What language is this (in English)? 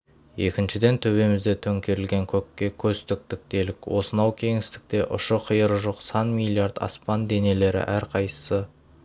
Kazakh